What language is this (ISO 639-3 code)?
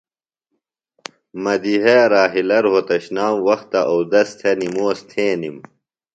phl